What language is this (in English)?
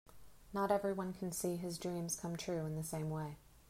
English